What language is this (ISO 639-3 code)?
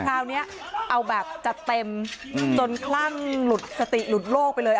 tha